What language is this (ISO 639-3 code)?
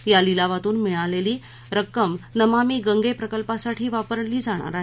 mar